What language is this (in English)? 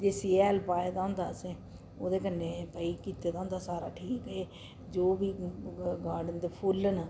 Dogri